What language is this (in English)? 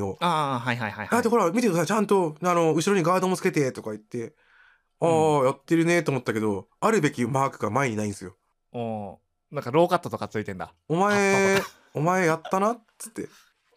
Japanese